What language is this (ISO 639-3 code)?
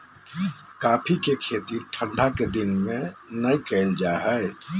mag